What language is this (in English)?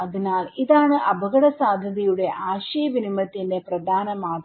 Malayalam